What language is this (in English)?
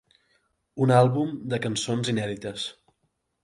Catalan